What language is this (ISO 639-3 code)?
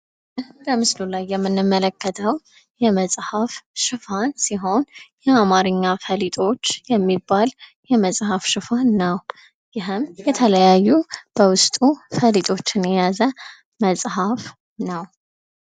amh